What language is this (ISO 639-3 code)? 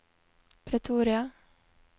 nor